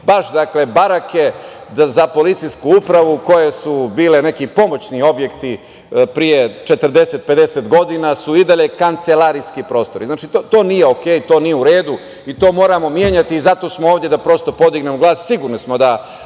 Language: Serbian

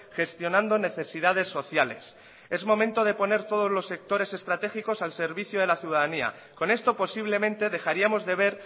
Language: Spanish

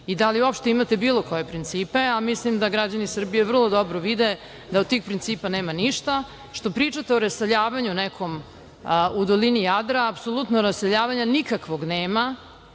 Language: Serbian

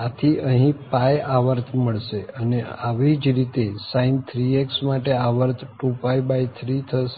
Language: Gujarati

